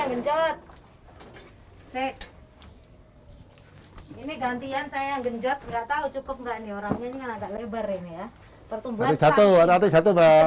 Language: Indonesian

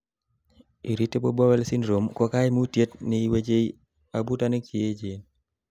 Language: Kalenjin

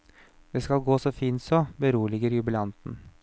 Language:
Norwegian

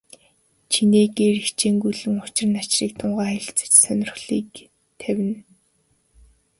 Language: Mongolian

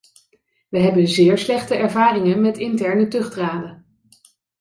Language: Dutch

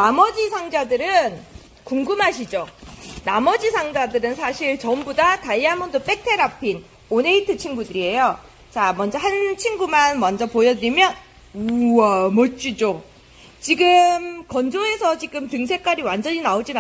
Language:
Korean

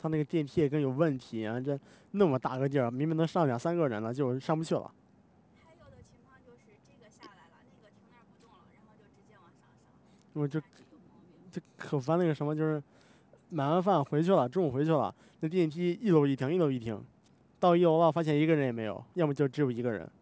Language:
Chinese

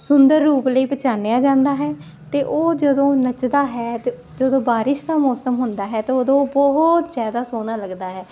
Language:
Punjabi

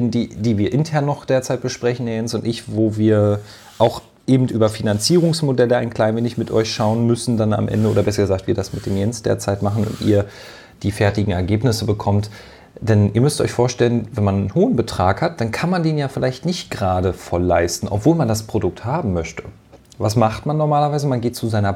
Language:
German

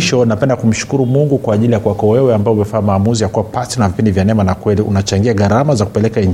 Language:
Swahili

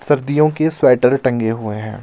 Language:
Hindi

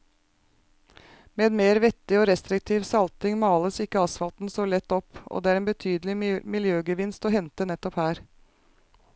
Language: Norwegian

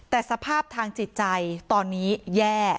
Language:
Thai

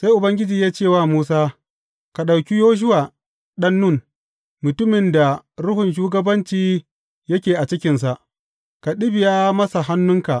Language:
Hausa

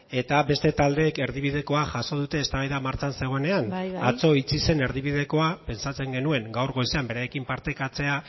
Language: Basque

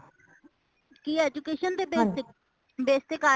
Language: Punjabi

